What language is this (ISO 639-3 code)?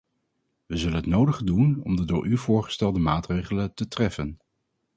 nld